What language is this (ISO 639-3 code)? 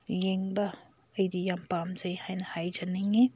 mni